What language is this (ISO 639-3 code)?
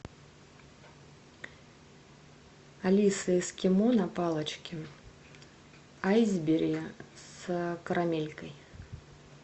rus